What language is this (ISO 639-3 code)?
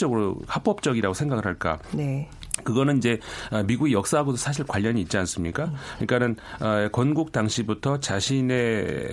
kor